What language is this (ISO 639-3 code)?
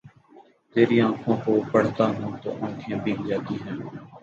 urd